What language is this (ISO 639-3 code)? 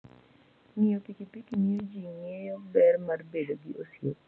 luo